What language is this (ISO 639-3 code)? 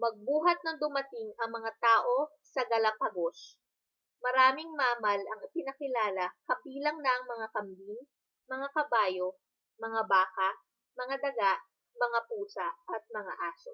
fil